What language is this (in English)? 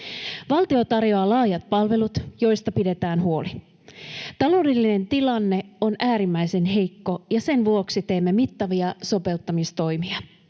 Finnish